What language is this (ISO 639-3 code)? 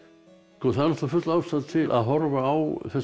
isl